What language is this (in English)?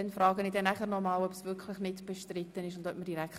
Swiss German